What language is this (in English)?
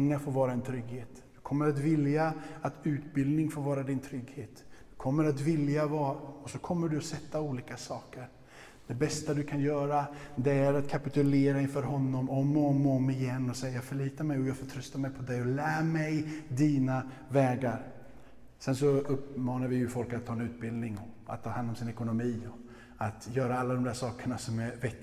Swedish